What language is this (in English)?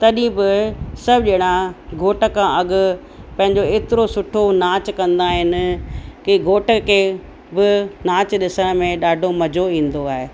Sindhi